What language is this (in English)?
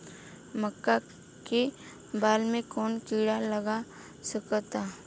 Bhojpuri